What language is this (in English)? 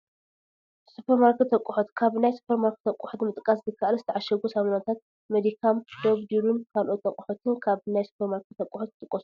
Tigrinya